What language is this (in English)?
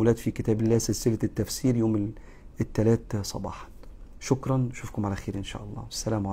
Arabic